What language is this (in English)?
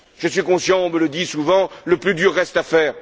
French